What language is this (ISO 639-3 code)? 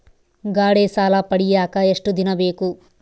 kan